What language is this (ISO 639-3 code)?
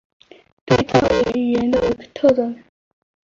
zho